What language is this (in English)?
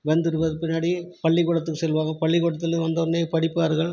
Tamil